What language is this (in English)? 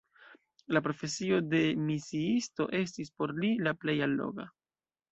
Esperanto